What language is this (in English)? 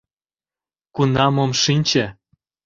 Mari